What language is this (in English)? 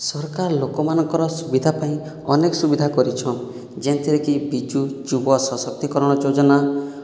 Odia